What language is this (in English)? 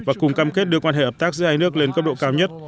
Vietnamese